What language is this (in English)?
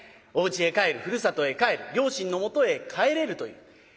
Japanese